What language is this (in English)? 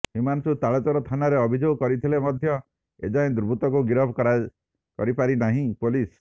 Odia